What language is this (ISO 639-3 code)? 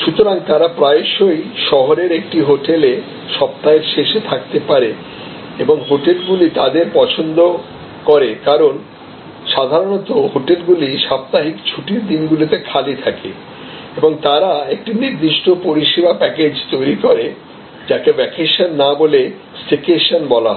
ben